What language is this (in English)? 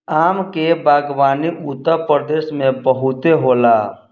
Bhojpuri